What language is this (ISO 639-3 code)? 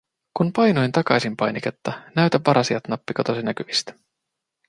fin